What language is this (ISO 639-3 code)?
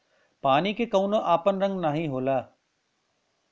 bho